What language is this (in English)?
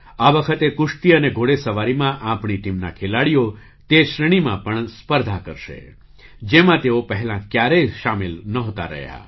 Gujarati